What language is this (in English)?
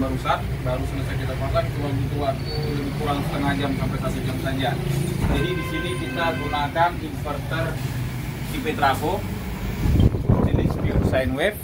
Indonesian